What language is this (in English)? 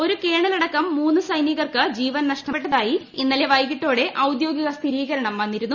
Malayalam